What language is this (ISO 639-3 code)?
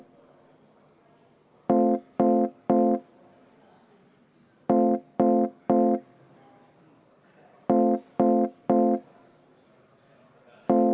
est